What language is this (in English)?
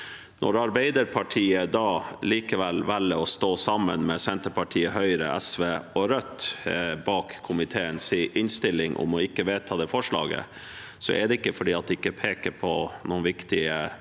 Norwegian